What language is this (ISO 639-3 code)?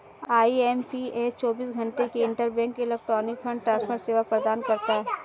hin